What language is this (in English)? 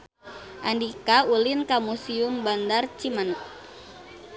Sundanese